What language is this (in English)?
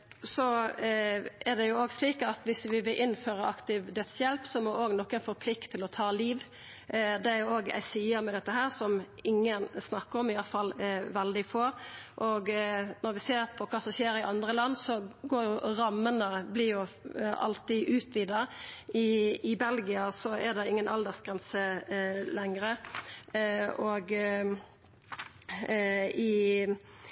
Norwegian Nynorsk